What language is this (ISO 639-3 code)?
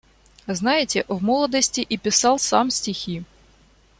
rus